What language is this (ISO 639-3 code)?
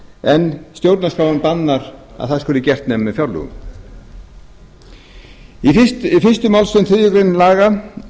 isl